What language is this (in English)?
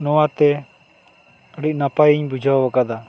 Santali